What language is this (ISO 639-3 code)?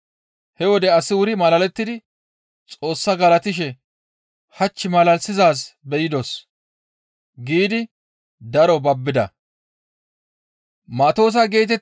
gmv